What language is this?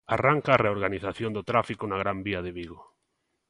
Galician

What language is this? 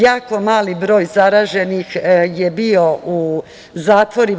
Serbian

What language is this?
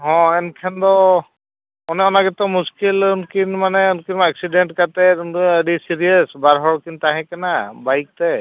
Santali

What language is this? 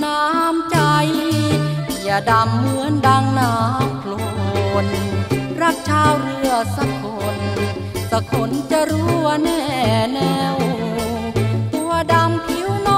Thai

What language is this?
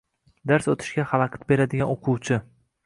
Uzbek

